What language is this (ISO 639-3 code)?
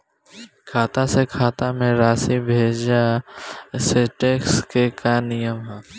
bho